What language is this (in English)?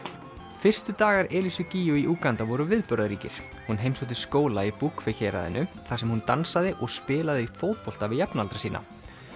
Icelandic